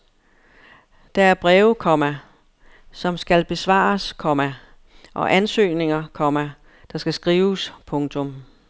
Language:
Danish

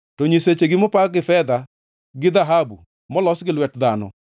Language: Luo (Kenya and Tanzania)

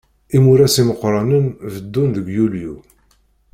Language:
Kabyle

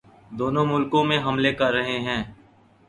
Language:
Urdu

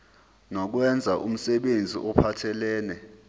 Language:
Zulu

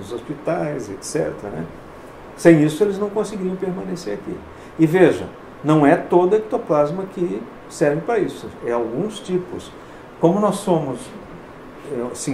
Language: Portuguese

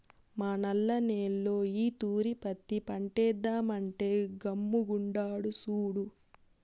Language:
Telugu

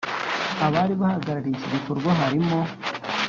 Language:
Kinyarwanda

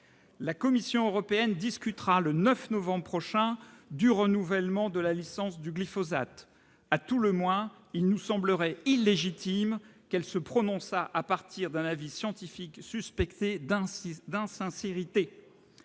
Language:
French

